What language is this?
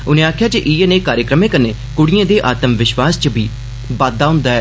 Dogri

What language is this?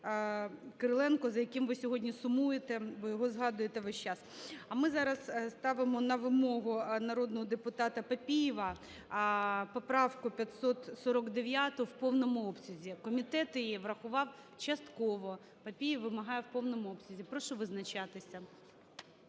Ukrainian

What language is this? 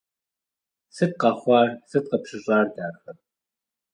Kabardian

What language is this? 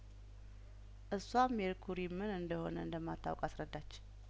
Amharic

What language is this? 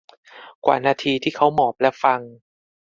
Thai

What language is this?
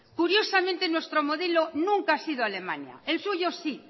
Spanish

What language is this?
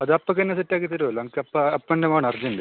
Malayalam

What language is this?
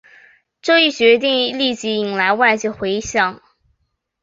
Chinese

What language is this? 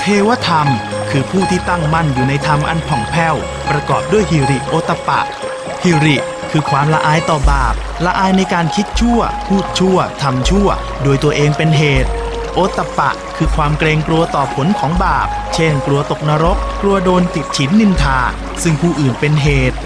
Thai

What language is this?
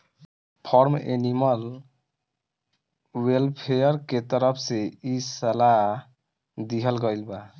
Bhojpuri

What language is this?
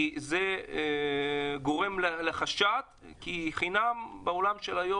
Hebrew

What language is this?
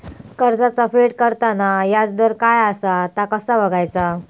Marathi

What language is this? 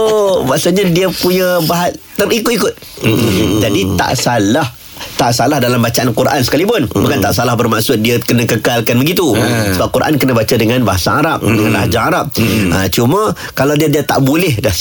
Malay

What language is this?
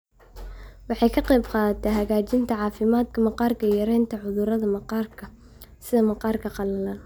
Somali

